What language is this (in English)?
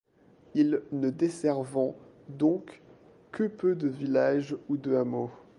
French